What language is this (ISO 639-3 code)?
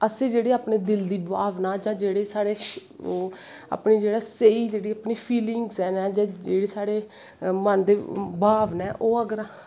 doi